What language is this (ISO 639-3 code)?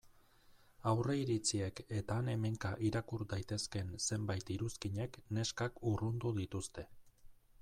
eus